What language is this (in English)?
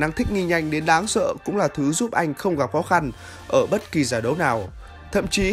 Vietnamese